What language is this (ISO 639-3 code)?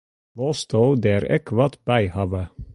fry